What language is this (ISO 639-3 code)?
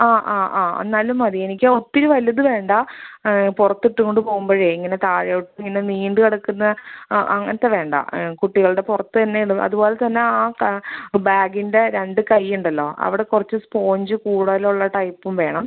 mal